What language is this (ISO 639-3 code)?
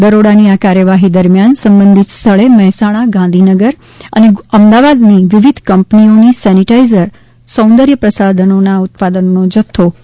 guj